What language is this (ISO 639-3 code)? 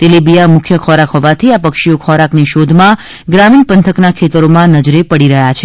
guj